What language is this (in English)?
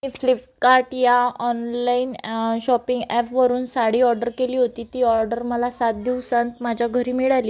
Marathi